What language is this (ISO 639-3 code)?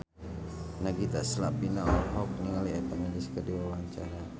sun